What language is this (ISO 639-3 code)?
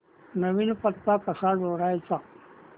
mar